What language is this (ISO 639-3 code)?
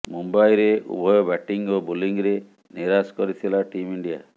ori